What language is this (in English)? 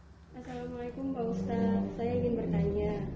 Indonesian